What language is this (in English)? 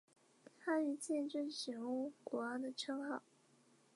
Chinese